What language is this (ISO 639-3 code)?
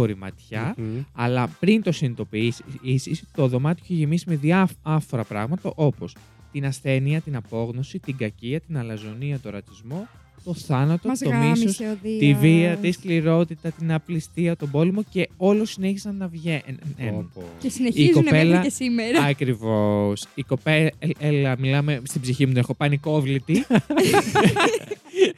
ell